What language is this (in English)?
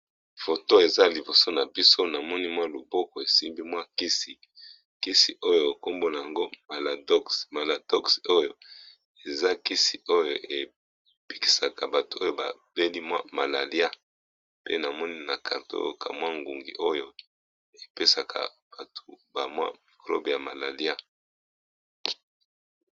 Lingala